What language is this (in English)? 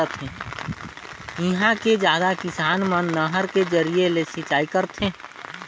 Chhattisgarhi